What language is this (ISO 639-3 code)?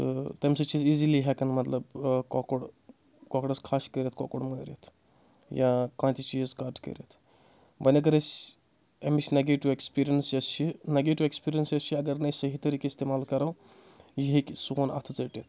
kas